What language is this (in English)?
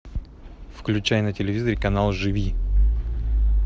Russian